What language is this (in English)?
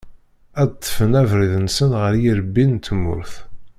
Kabyle